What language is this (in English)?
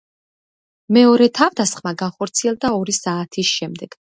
Georgian